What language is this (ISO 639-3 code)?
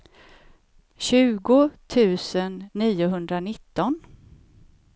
swe